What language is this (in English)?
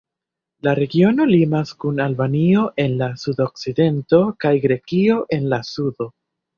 Esperanto